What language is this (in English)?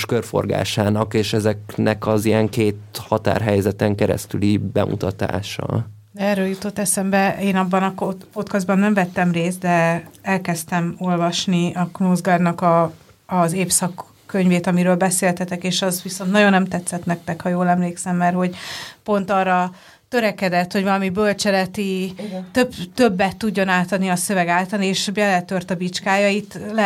Hungarian